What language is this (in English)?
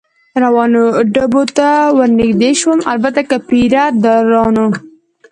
Pashto